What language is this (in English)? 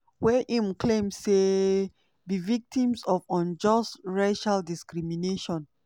Nigerian Pidgin